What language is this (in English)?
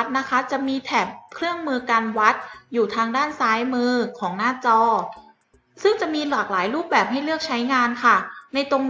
Thai